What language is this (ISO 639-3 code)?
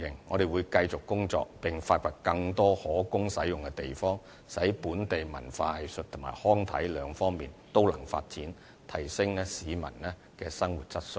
yue